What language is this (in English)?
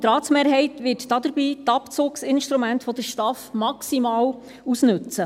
Swiss German